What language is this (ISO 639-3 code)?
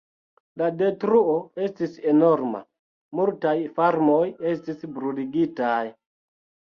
epo